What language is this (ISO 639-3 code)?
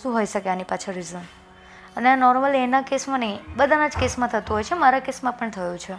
guj